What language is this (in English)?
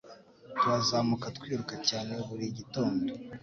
Kinyarwanda